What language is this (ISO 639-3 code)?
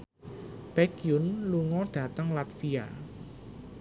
jav